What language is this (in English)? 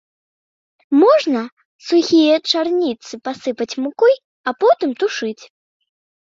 Belarusian